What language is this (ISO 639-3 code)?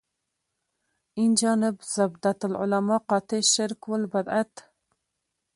pus